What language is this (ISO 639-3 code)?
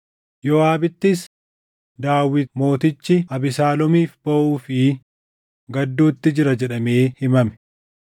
orm